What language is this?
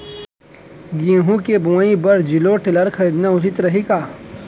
Chhattisgarhi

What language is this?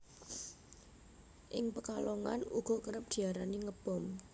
Javanese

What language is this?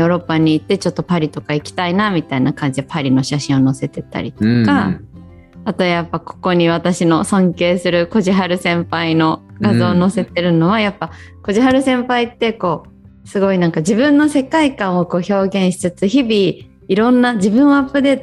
Japanese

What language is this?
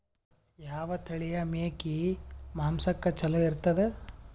Kannada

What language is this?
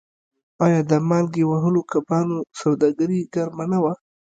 Pashto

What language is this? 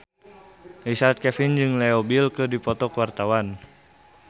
Sundanese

